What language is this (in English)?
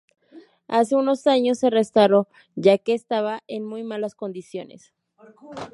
Spanish